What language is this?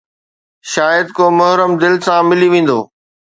Sindhi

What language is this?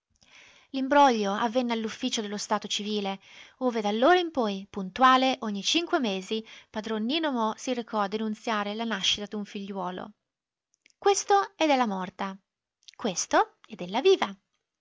Italian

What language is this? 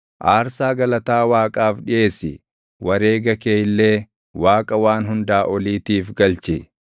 Oromo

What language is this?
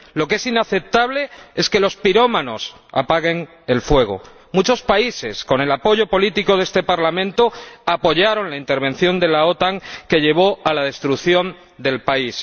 Spanish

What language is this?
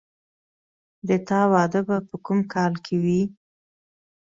Pashto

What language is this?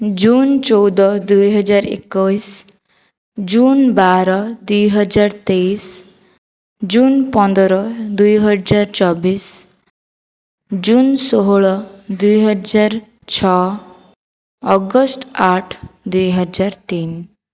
Odia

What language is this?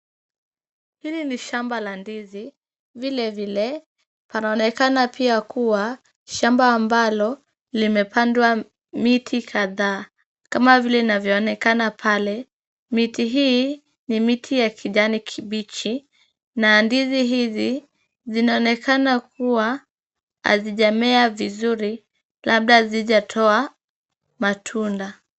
Swahili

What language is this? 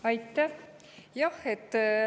Estonian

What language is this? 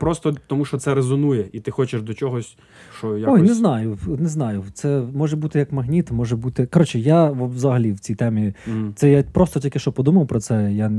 Ukrainian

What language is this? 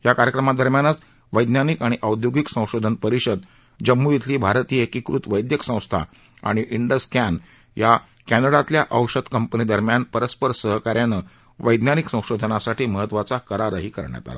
Marathi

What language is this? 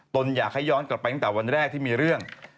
Thai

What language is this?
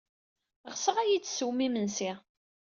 Kabyle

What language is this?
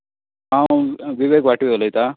Konkani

